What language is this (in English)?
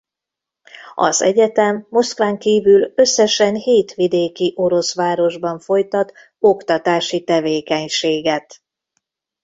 Hungarian